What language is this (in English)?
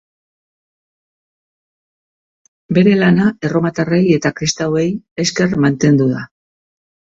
Basque